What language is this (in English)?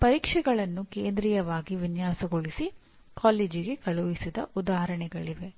Kannada